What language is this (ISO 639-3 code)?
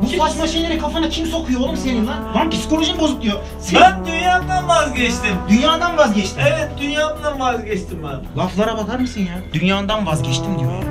tur